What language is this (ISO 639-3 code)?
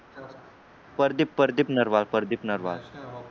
mar